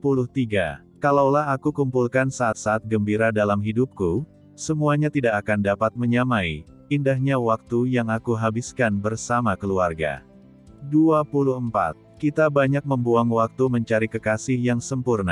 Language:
Indonesian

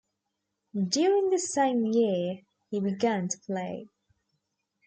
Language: English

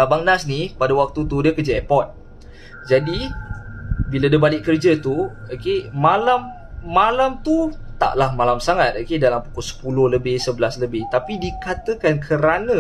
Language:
Malay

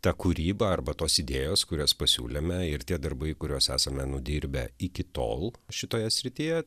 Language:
Lithuanian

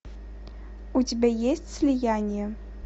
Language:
Russian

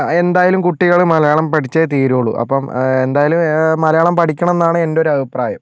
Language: Malayalam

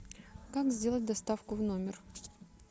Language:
Russian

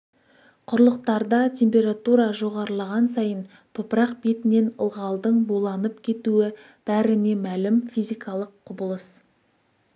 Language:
Kazakh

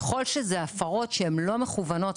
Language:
Hebrew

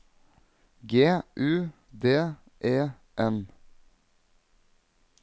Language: Norwegian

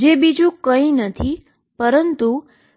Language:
Gujarati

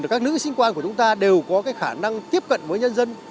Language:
Vietnamese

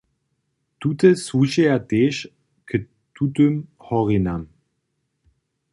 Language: Upper Sorbian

